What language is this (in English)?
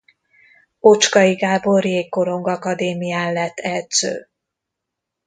Hungarian